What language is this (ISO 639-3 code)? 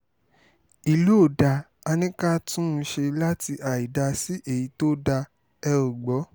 yor